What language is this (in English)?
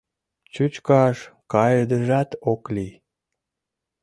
Mari